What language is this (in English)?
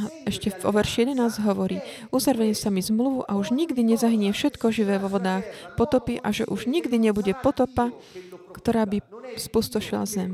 Slovak